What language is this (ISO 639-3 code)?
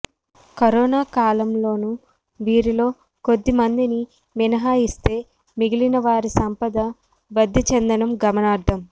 tel